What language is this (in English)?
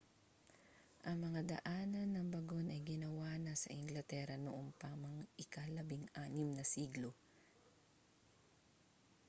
Filipino